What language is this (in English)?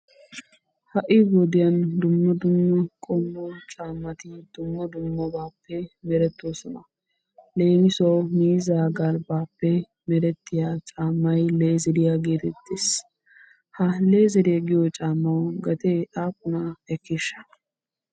Wolaytta